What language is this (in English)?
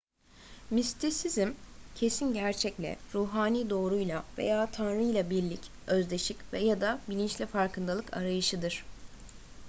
Turkish